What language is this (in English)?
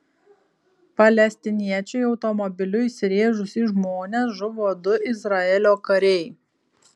Lithuanian